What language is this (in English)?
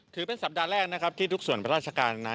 Thai